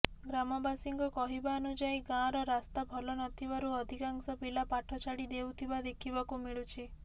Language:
Odia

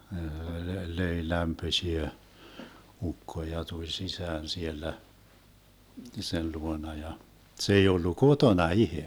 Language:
Finnish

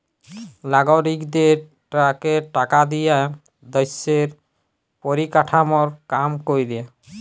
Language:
Bangla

